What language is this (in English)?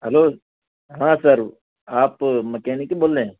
Urdu